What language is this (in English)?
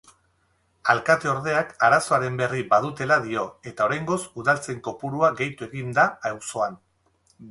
Basque